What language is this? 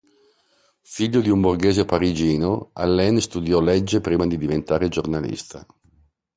Italian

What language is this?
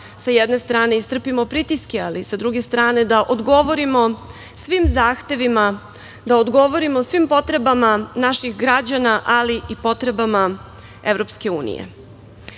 Serbian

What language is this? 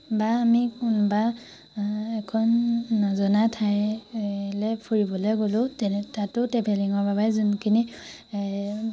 Assamese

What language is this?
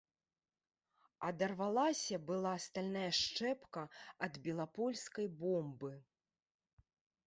Belarusian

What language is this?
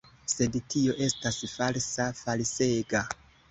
Esperanto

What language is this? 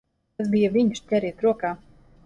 Latvian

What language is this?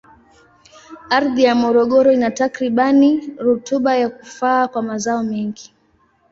Swahili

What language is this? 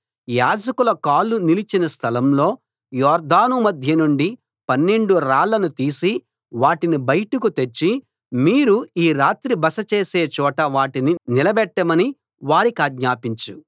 Telugu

